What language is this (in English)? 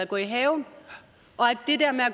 Danish